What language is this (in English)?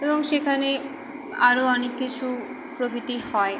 Bangla